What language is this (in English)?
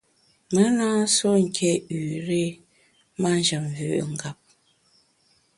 Bamun